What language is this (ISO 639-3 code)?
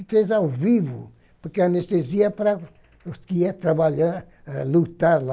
por